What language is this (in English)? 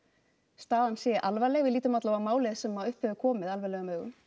Icelandic